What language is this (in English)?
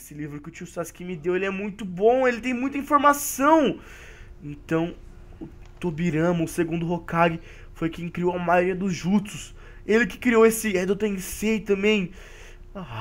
Portuguese